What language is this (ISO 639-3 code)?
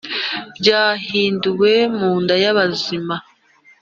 kin